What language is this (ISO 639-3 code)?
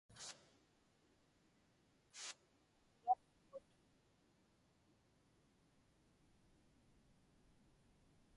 ipk